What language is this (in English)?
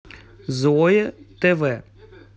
Russian